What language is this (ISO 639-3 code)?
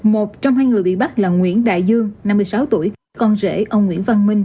vie